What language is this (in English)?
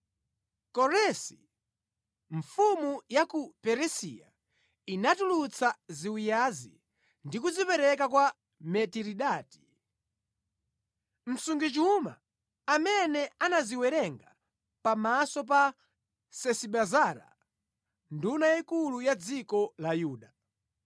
Nyanja